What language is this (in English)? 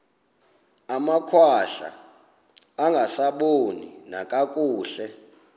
Xhosa